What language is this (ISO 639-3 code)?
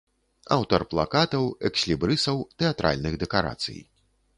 bel